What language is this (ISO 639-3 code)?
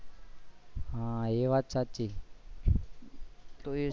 guj